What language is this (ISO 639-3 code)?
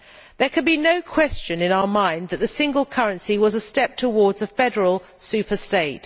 eng